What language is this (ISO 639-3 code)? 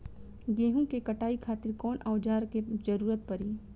bho